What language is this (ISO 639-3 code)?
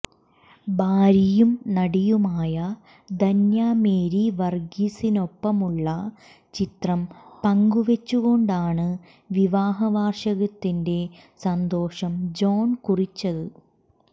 mal